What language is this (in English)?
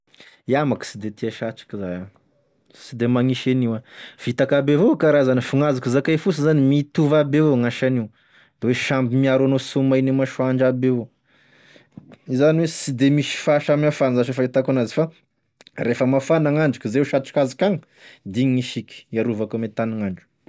Tesaka Malagasy